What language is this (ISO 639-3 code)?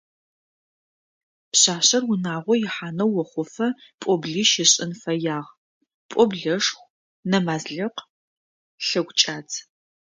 ady